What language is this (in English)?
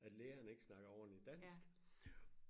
Danish